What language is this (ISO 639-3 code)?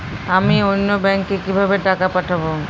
ben